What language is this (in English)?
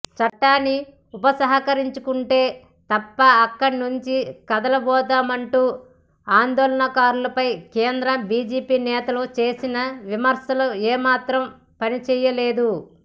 Telugu